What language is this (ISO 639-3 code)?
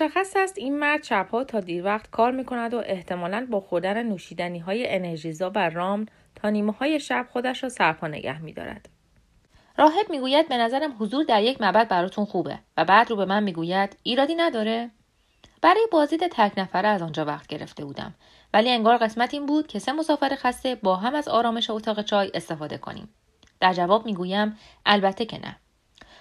fas